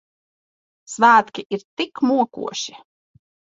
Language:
Latvian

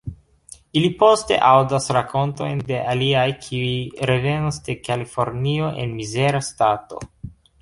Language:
Esperanto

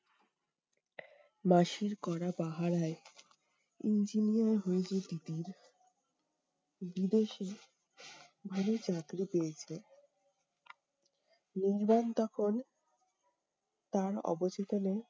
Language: Bangla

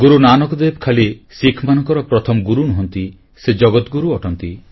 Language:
Odia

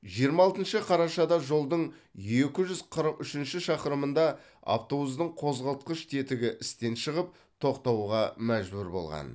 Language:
Kazakh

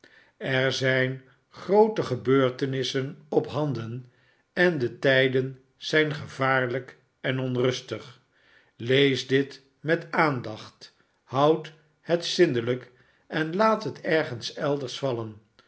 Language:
Dutch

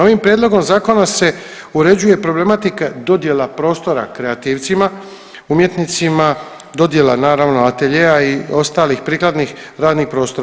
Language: Croatian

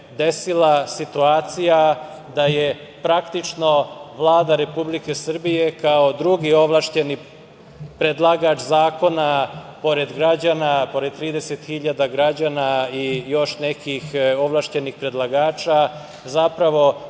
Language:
Serbian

